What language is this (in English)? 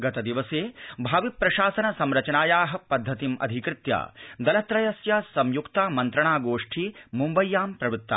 Sanskrit